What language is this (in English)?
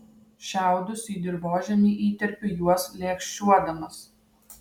Lithuanian